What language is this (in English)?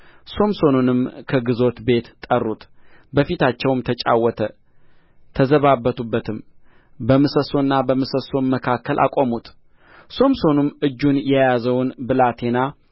Amharic